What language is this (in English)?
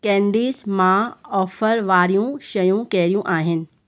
Sindhi